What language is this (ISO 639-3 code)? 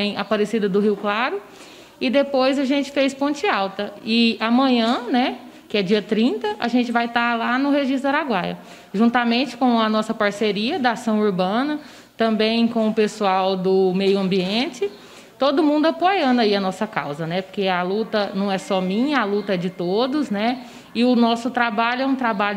por